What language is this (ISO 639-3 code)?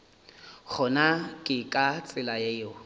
nso